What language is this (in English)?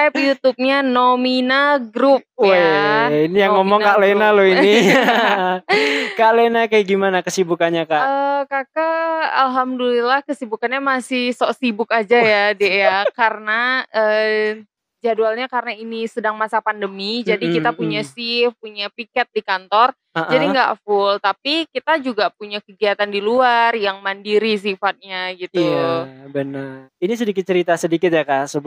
Indonesian